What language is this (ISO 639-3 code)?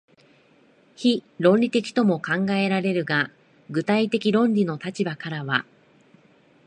jpn